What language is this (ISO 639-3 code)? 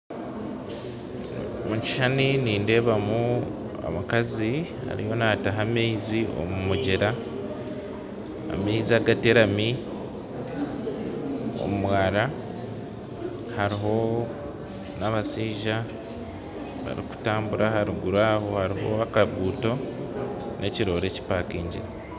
nyn